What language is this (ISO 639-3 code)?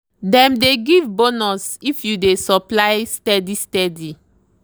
pcm